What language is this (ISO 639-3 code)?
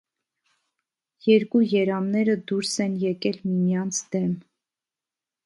hye